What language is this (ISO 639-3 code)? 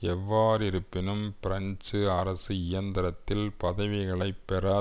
tam